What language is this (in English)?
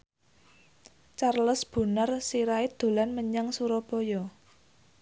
Javanese